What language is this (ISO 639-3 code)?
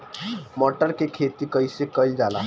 bho